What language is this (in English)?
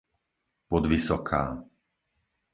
Slovak